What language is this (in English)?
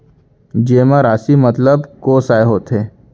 Chhattisgarhi